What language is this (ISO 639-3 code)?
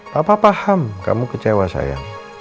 ind